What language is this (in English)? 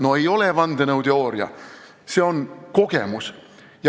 Estonian